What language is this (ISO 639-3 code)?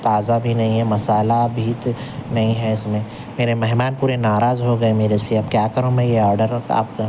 urd